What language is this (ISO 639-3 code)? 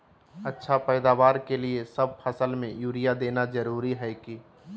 mag